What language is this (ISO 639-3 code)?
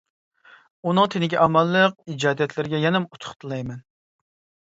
uig